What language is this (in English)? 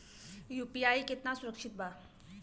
Bhojpuri